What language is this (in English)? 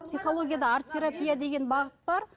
Kazakh